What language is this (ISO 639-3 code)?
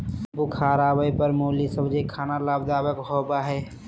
mag